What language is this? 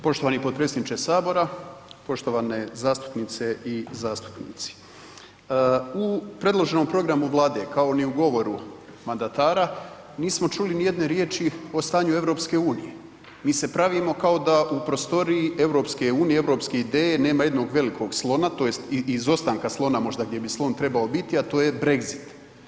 Croatian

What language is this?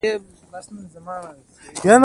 Pashto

